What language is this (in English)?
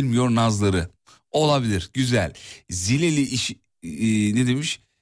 Turkish